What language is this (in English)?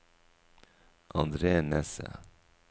Norwegian